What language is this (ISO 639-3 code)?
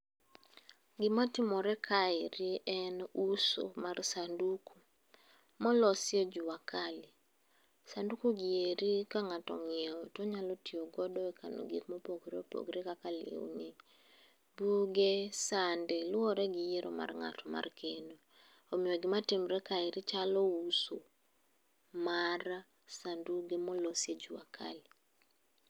luo